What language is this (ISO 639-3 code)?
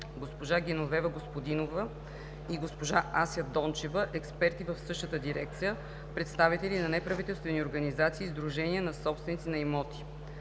bul